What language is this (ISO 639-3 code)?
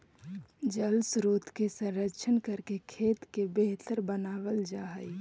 mag